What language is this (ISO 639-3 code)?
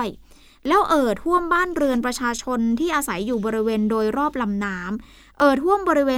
tha